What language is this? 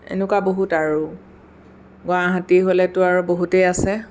Assamese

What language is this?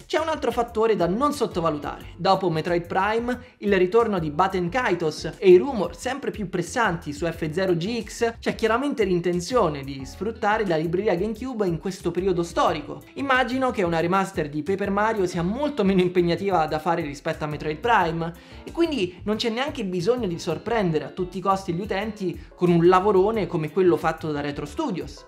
Italian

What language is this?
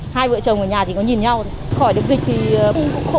Vietnamese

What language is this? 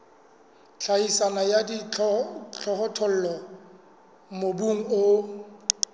Southern Sotho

